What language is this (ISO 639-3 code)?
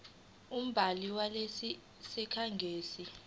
zul